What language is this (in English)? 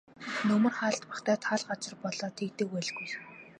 Mongolian